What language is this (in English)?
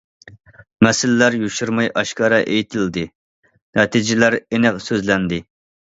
Uyghur